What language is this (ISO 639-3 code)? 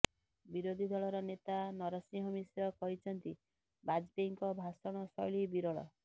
ori